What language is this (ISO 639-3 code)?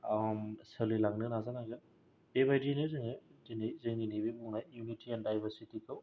brx